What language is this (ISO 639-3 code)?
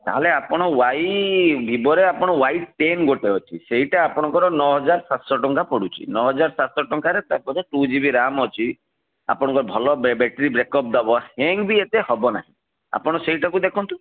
ori